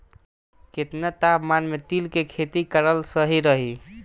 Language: Bhojpuri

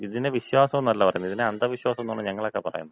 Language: Malayalam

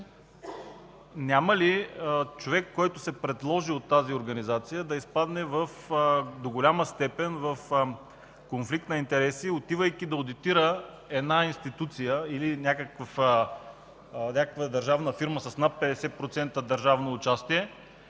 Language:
Bulgarian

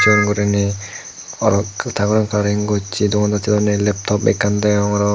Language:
Chakma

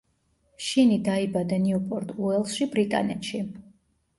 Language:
Georgian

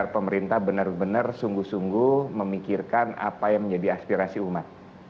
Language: Indonesian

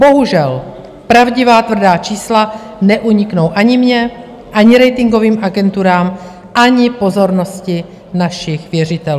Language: Czech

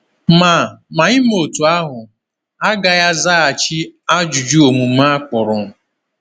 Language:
Igbo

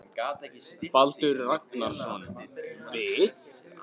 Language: Icelandic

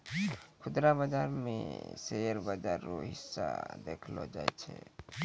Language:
Maithili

